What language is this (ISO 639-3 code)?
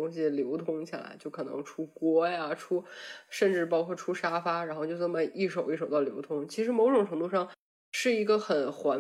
zho